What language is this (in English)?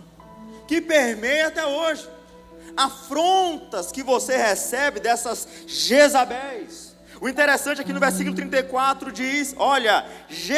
Portuguese